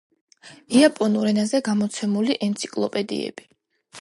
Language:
Georgian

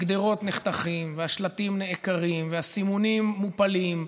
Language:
Hebrew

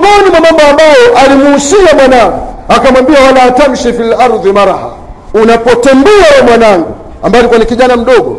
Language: Swahili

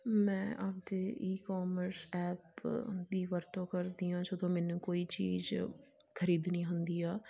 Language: Punjabi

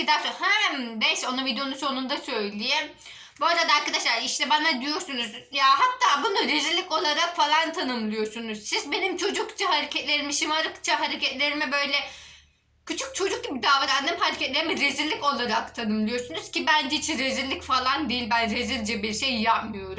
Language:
Turkish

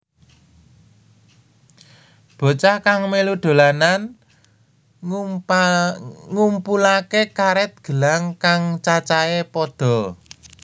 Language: Javanese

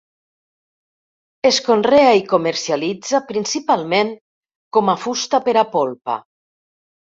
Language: Catalan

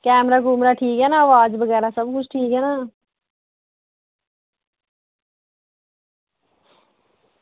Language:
Dogri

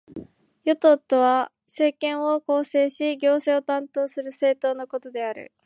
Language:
Japanese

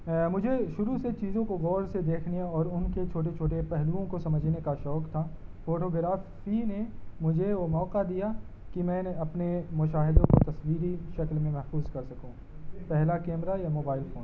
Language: Urdu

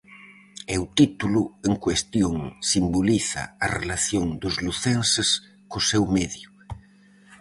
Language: Galician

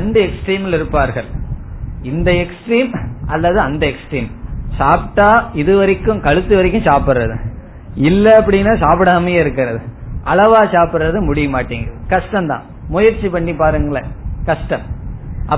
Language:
Tamil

